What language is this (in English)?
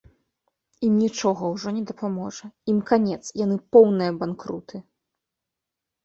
Belarusian